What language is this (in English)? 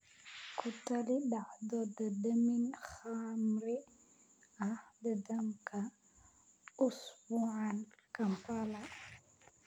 Somali